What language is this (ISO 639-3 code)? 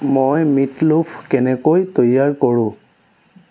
asm